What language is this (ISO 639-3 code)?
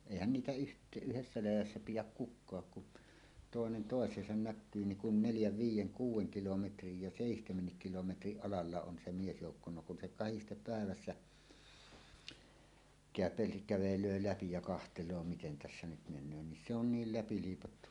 fin